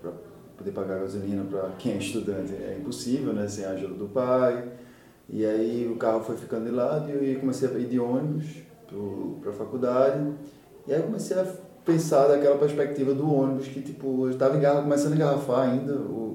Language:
Portuguese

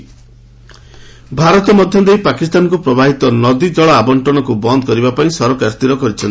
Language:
Odia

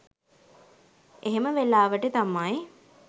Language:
Sinhala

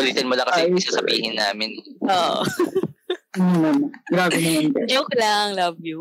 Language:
Filipino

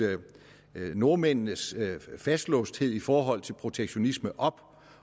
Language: Danish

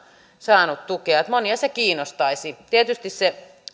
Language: Finnish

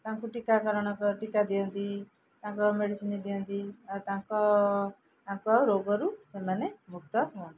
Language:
Odia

